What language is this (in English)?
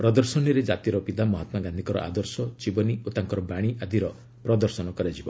Odia